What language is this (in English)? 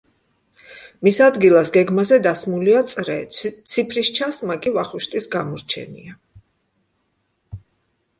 Georgian